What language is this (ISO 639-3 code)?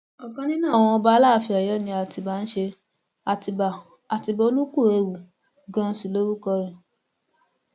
yor